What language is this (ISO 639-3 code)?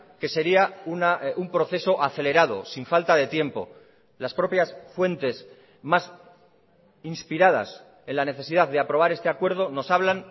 spa